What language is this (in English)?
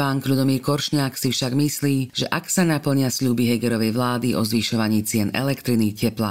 Slovak